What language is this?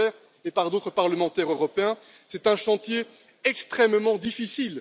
French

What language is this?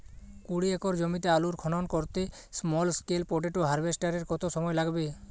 Bangla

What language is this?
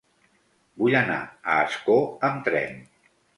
Catalan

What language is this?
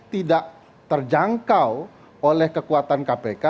Indonesian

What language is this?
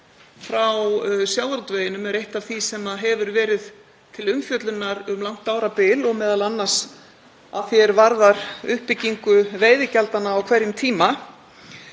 Icelandic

